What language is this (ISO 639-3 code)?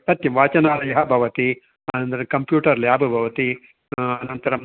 san